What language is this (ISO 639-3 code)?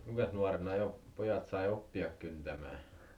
fin